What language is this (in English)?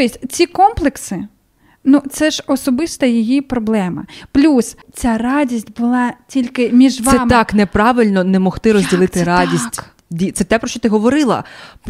Ukrainian